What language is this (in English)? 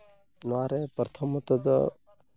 Santali